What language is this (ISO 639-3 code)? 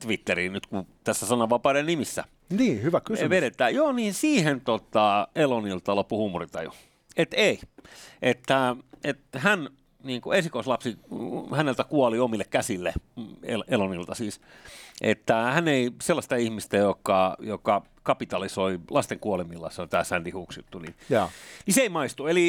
fin